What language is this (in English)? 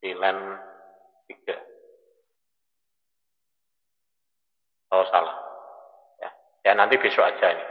Indonesian